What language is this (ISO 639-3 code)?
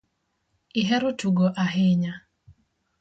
luo